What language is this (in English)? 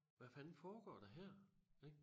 Danish